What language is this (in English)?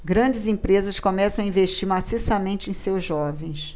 Portuguese